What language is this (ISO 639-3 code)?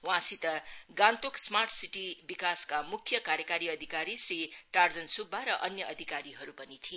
nep